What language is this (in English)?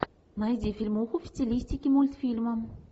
Russian